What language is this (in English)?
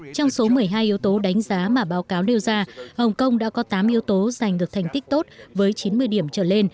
Vietnamese